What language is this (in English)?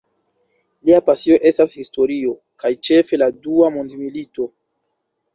Esperanto